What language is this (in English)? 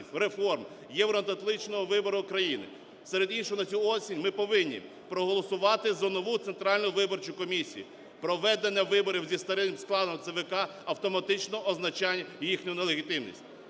Ukrainian